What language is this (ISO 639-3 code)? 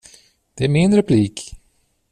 swe